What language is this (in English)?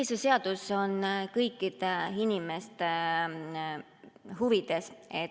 Estonian